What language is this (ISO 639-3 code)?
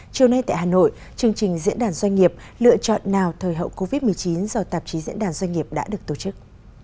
vie